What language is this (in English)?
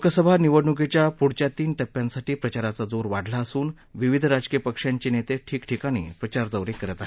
Marathi